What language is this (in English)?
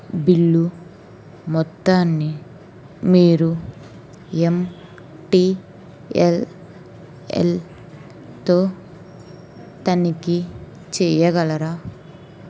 Telugu